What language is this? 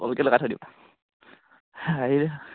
Assamese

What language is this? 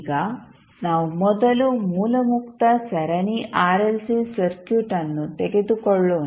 Kannada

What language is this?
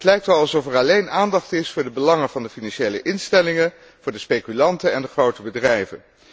Dutch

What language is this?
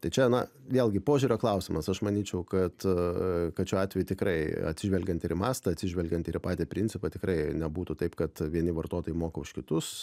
Lithuanian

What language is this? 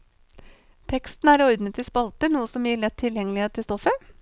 Norwegian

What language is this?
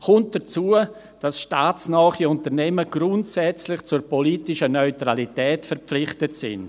Swiss German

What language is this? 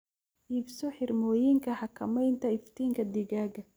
Somali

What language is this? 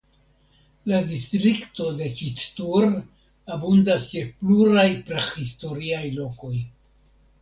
Esperanto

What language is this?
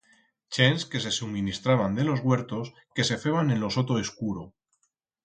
Aragonese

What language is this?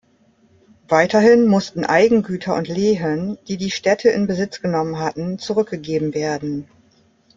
German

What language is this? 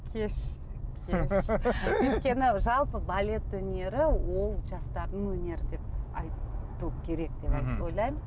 Kazakh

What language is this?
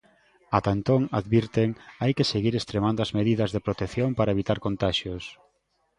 Galician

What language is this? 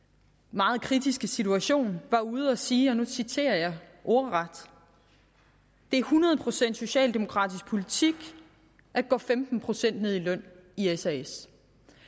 Danish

